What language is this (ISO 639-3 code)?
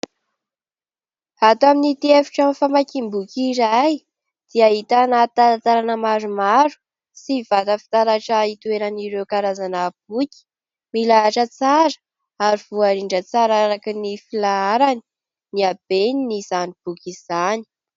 mlg